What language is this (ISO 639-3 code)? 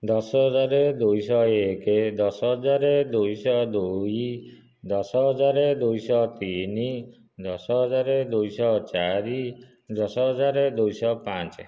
ori